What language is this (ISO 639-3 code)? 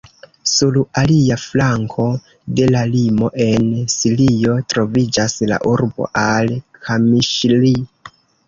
epo